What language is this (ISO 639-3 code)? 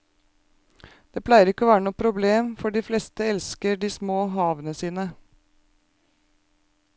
nor